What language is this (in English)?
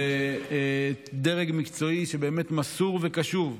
Hebrew